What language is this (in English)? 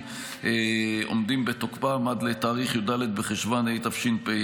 Hebrew